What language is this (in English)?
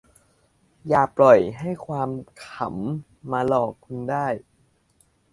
Thai